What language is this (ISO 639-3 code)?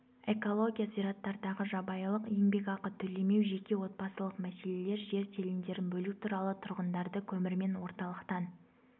kaz